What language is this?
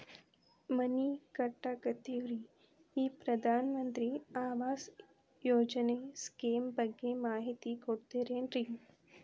Kannada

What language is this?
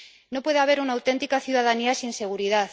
Spanish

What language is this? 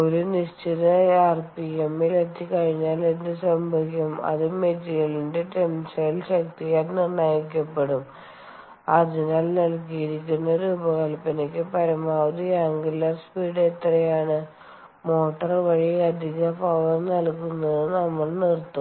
Malayalam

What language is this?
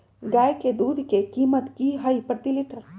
Magahi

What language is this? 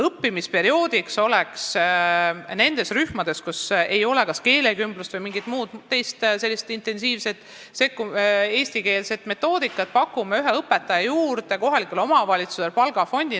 Estonian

